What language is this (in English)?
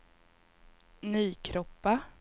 Swedish